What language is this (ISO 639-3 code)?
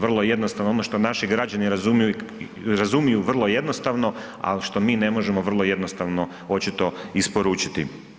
hrv